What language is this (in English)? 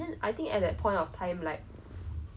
English